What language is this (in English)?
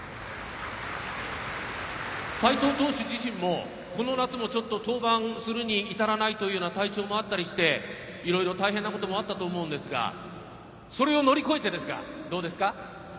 Japanese